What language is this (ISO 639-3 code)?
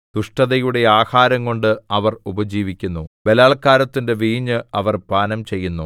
mal